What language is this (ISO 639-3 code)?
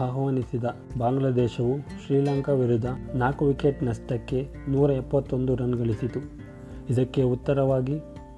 kan